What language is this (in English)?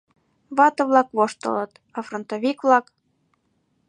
Mari